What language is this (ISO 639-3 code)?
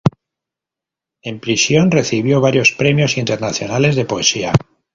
spa